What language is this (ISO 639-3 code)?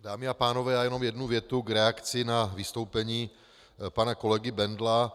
ces